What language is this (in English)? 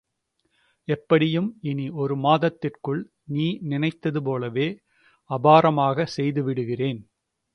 Tamil